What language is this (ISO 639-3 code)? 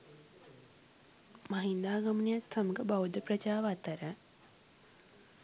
sin